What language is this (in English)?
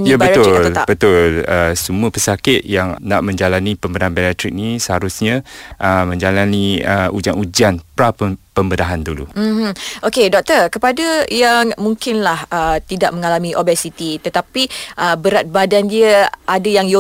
Malay